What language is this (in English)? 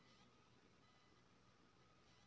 Maithili